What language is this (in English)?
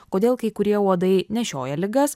Lithuanian